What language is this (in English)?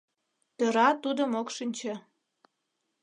Mari